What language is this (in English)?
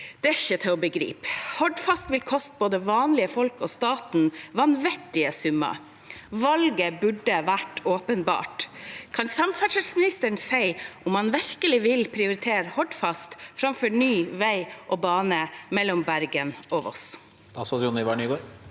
Norwegian